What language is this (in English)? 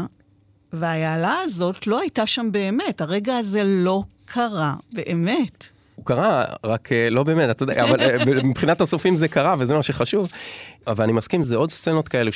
Hebrew